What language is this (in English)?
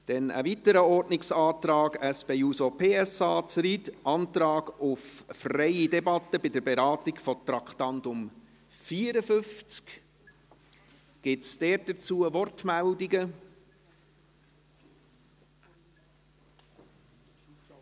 Swiss German